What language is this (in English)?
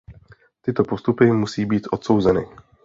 Czech